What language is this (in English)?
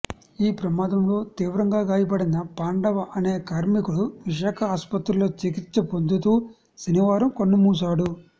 Telugu